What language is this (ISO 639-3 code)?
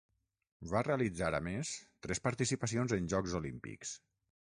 cat